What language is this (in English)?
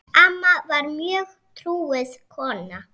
Icelandic